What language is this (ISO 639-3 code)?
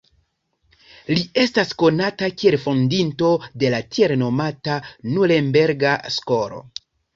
epo